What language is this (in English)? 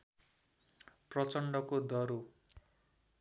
Nepali